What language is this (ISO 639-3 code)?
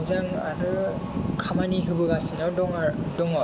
brx